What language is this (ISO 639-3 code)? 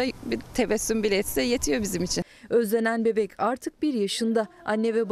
tur